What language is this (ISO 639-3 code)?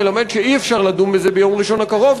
heb